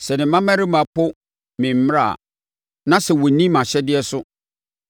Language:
Akan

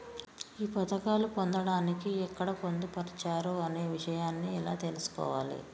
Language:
Telugu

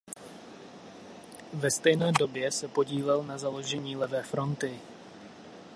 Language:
Czech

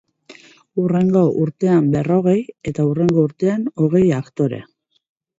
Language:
Basque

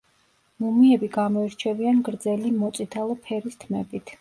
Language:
Georgian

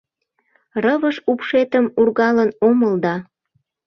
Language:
Mari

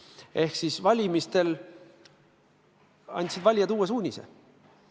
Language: Estonian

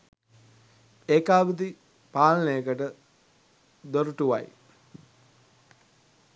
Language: Sinhala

